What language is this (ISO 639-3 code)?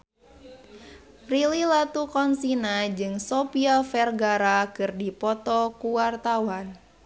sun